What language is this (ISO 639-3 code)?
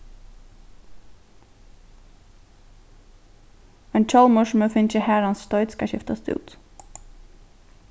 fao